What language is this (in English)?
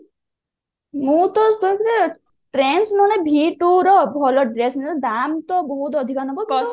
Odia